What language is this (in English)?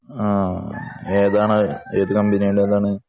Malayalam